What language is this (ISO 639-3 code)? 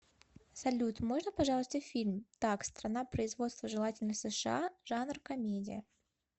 rus